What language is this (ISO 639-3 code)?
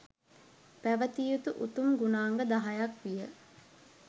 sin